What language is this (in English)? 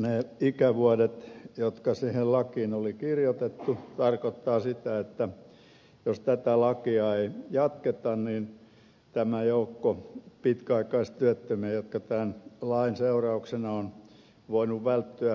Finnish